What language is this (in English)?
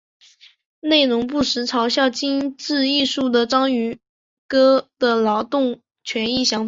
Chinese